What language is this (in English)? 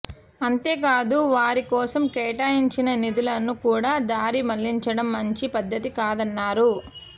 Telugu